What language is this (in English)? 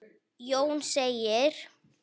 Icelandic